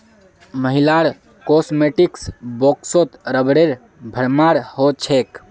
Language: Magahi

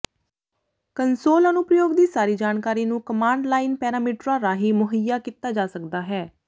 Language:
Punjabi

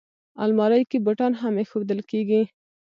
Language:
Pashto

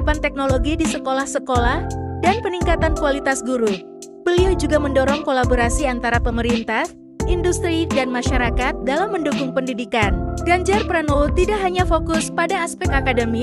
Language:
Indonesian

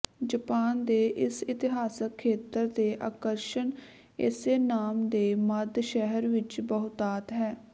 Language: Punjabi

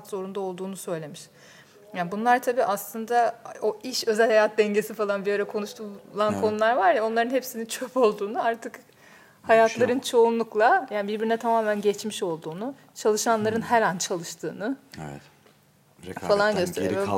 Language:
Turkish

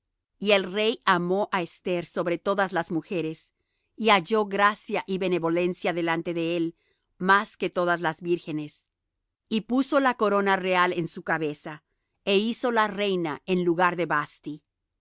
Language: Spanish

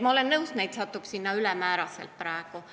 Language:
Estonian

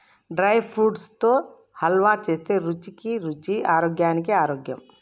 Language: Telugu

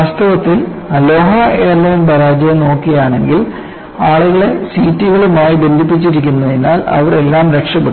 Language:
Malayalam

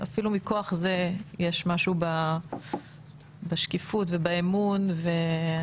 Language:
Hebrew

